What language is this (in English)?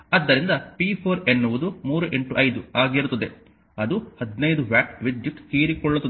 Kannada